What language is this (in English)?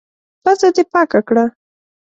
Pashto